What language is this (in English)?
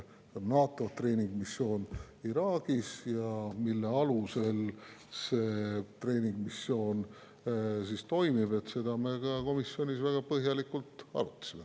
Estonian